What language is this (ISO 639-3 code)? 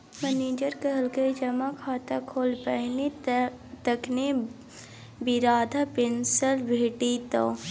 mai